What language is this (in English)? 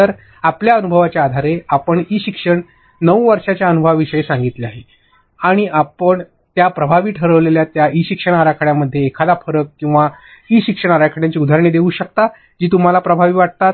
Marathi